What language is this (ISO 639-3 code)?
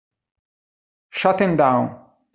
ita